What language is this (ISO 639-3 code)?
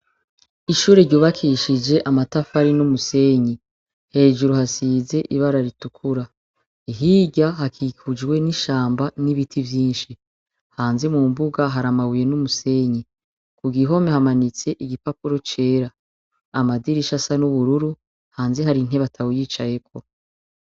run